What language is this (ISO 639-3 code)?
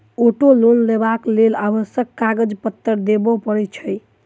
mai